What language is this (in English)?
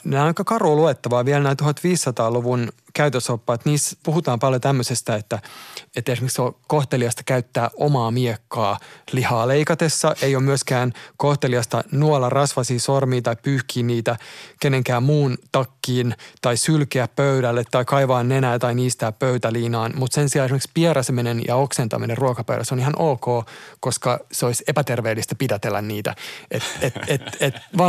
Finnish